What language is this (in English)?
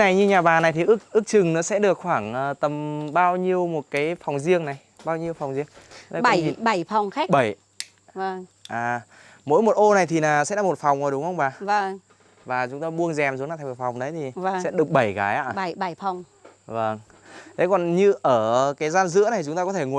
Vietnamese